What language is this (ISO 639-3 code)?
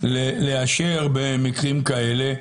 heb